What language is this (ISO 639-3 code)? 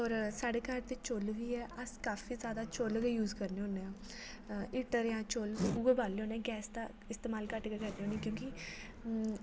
doi